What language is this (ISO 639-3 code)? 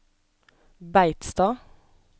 nor